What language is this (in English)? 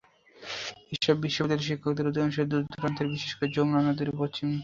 Bangla